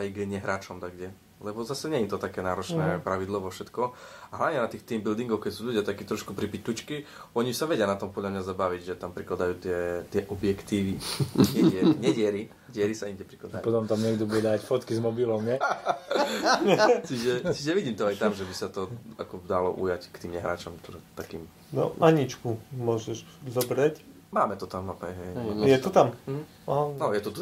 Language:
Slovak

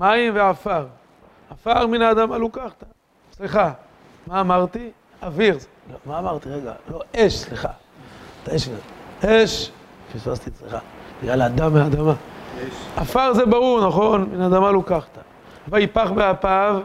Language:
Hebrew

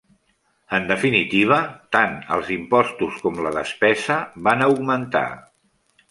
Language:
Catalan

